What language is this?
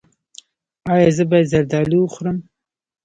Pashto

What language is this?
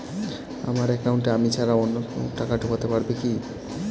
Bangla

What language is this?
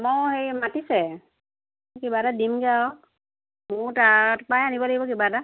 Assamese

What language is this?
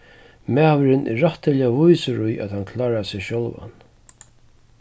Faroese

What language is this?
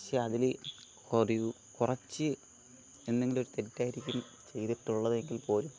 Malayalam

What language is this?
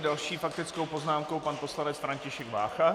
Czech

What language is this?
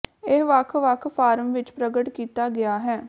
Punjabi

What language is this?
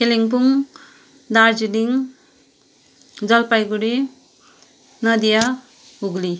Nepali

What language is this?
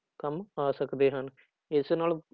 Punjabi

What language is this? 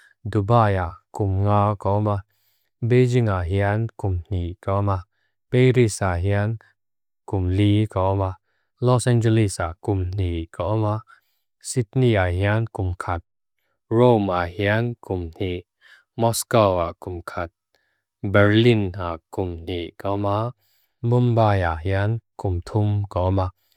Mizo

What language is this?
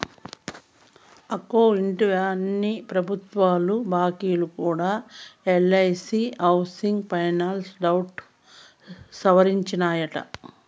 Telugu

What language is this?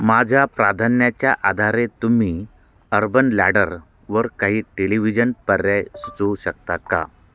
Marathi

